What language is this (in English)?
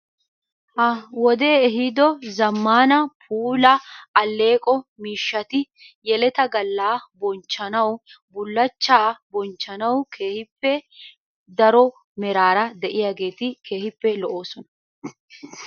Wolaytta